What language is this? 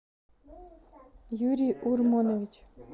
Russian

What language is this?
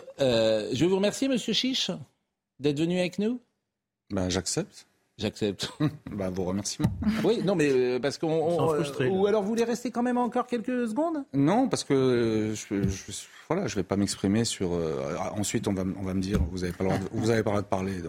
French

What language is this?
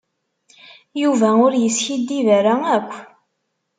Kabyle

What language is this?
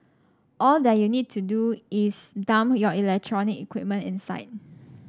English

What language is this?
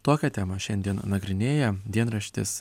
Lithuanian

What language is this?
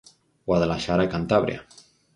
Galician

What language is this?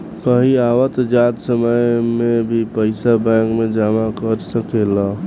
Bhojpuri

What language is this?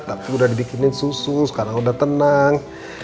Indonesian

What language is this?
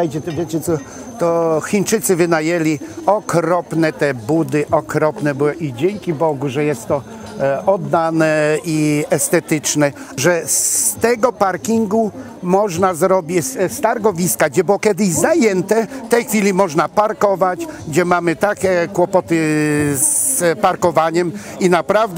Polish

